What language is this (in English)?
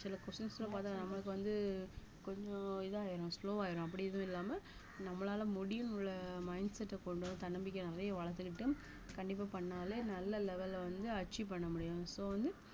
Tamil